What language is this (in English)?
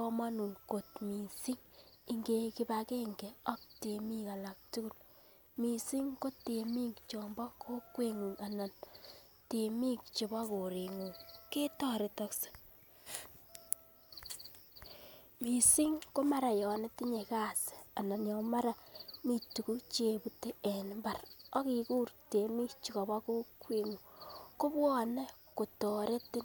Kalenjin